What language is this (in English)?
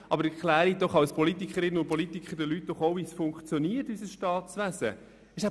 Swiss German